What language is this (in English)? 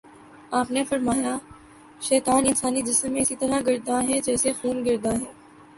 Urdu